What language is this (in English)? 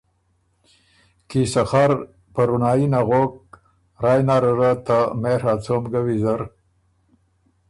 Ormuri